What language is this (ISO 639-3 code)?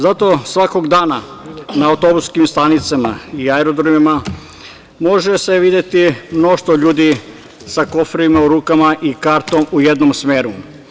srp